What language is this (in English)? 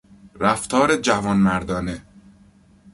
Persian